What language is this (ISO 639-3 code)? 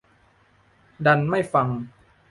tha